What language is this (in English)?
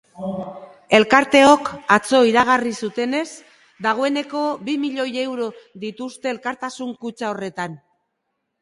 Basque